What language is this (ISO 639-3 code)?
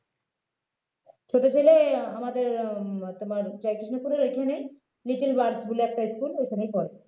ben